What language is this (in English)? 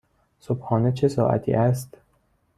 Persian